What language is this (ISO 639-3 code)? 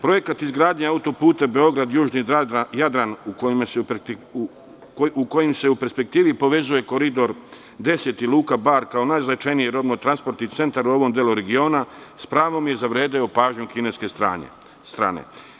srp